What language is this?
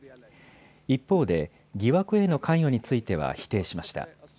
Japanese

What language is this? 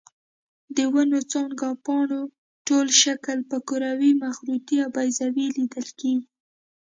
Pashto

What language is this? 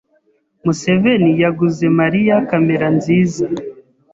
Kinyarwanda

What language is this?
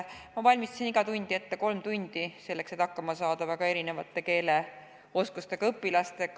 Estonian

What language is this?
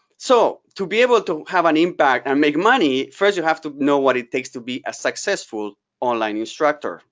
English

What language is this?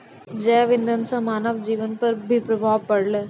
Maithili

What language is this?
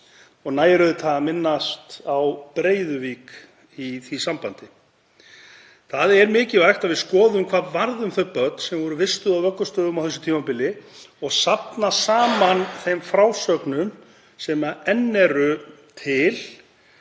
Icelandic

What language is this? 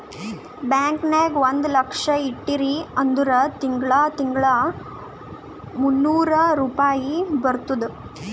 Kannada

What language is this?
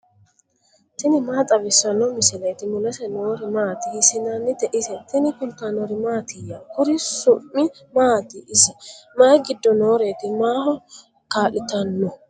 Sidamo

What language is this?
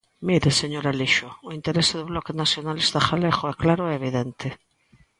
Galician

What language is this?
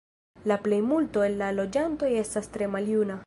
Esperanto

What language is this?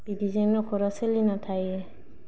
Bodo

